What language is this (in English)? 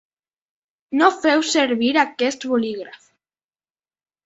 Catalan